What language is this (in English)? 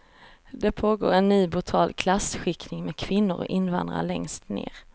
Swedish